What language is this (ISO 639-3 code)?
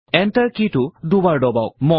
asm